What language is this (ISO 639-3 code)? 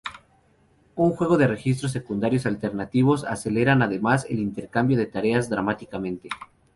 spa